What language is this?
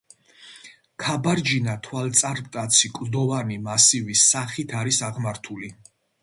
Georgian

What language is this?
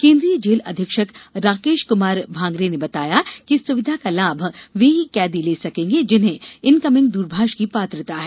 Hindi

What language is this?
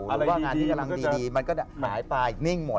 Thai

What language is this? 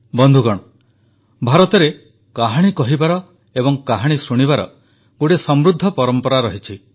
Odia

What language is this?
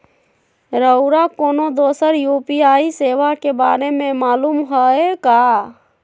Magahi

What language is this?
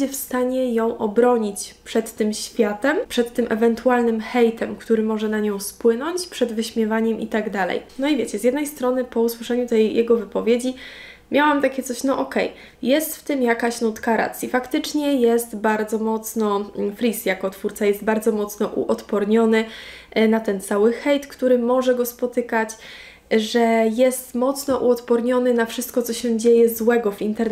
Polish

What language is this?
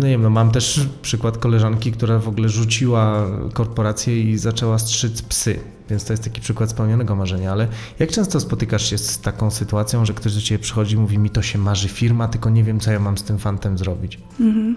Polish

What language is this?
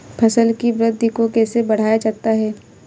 Hindi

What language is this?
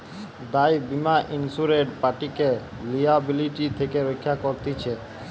Bangla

